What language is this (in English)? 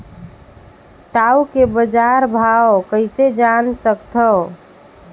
Chhattisgarhi